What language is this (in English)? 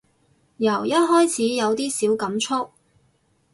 Cantonese